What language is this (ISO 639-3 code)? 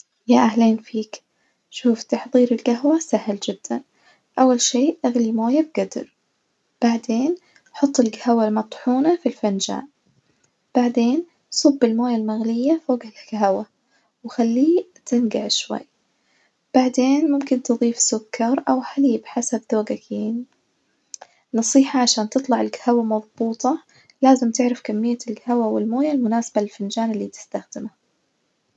ars